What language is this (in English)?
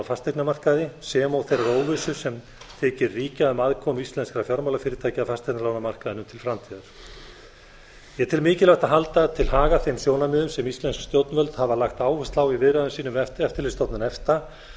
Icelandic